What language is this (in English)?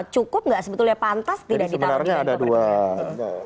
Indonesian